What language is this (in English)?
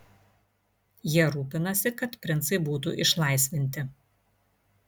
Lithuanian